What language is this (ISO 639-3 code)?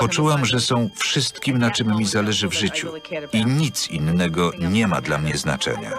pol